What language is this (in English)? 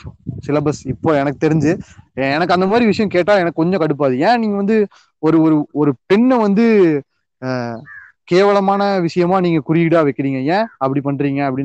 Tamil